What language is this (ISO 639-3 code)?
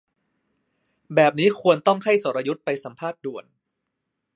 tha